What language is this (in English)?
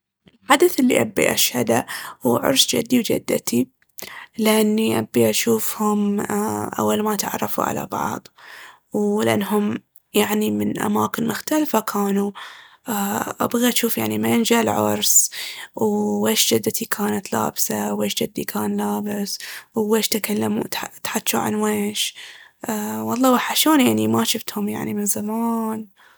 Baharna Arabic